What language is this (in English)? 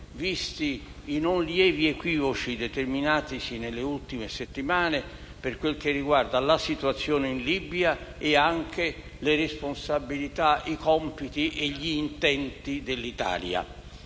Italian